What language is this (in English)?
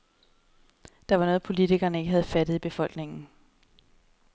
Danish